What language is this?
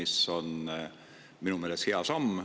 Estonian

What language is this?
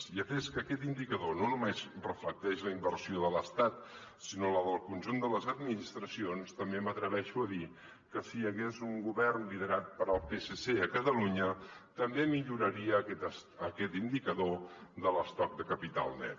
Catalan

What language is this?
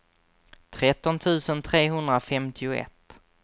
Swedish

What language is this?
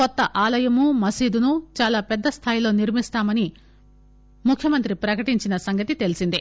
Telugu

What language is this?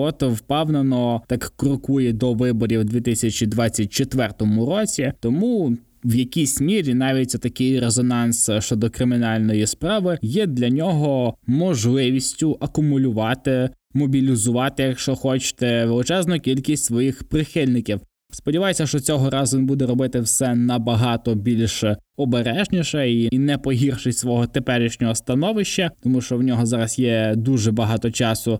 Ukrainian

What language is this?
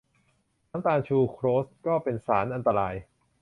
Thai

